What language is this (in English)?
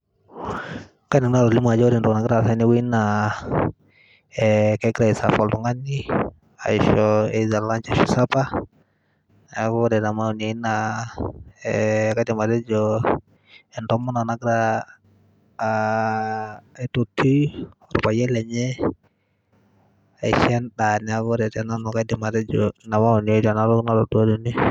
Masai